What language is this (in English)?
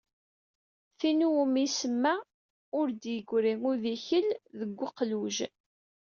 Kabyle